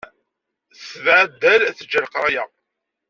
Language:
Kabyle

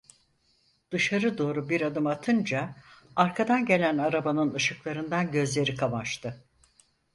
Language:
Turkish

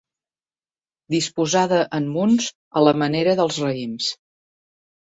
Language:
Catalan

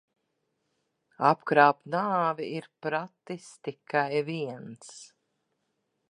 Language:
Latvian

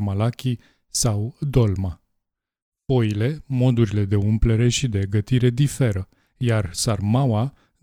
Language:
Romanian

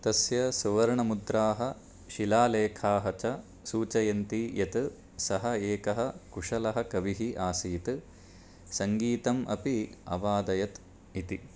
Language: Sanskrit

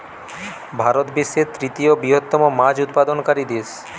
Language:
Bangla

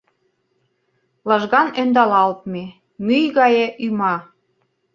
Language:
Mari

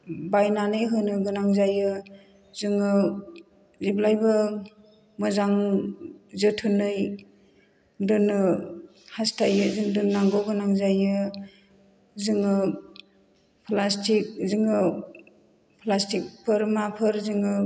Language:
Bodo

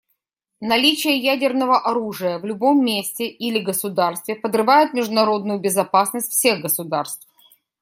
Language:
Russian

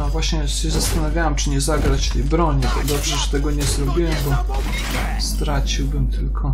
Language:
Polish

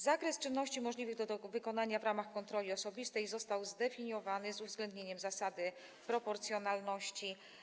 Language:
Polish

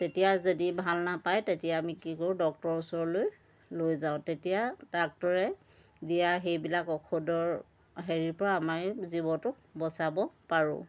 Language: Assamese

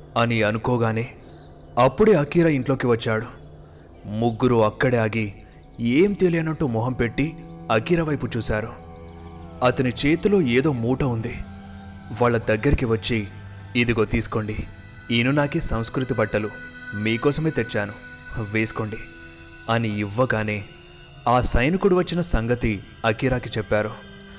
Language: Telugu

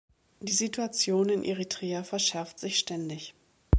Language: German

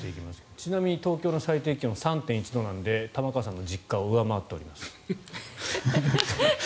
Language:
Japanese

